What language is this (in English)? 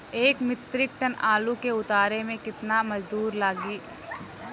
Bhojpuri